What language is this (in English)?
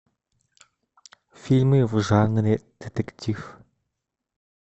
Russian